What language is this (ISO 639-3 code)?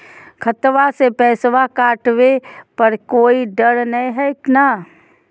mag